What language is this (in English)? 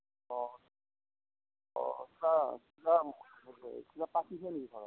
Assamese